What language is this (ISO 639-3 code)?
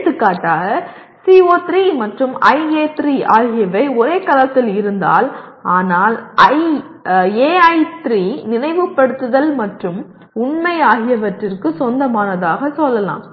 tam